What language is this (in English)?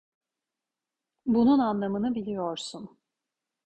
Turkish